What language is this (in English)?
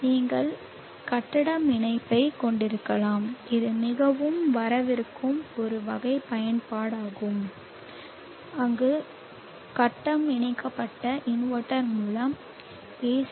Tamil